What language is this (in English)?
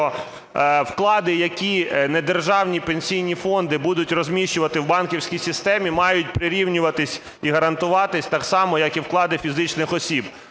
Ukrainian